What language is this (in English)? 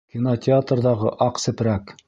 Bashkir